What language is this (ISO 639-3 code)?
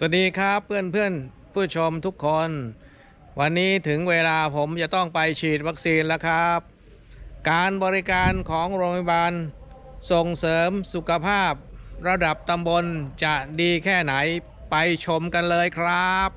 tha